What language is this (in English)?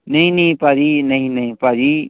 Punjabi